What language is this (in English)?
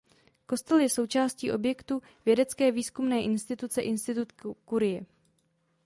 Czech